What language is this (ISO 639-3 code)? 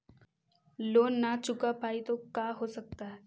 mag